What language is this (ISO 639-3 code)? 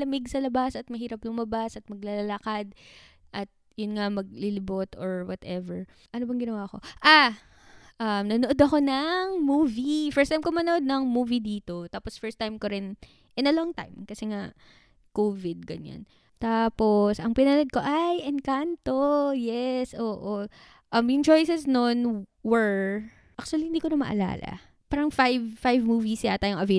fil